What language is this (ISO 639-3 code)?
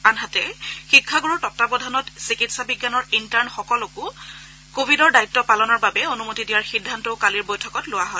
asm